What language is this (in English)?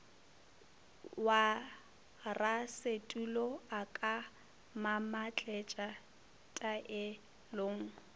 Northern Sotho